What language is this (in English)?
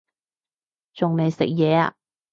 Cantonese